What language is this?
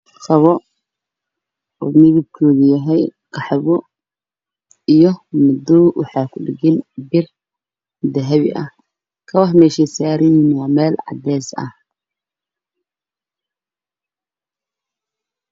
Somali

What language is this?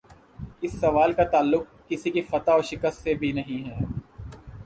Urdu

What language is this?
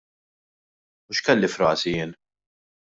Maltese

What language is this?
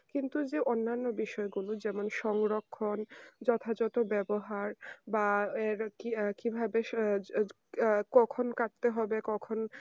Bangla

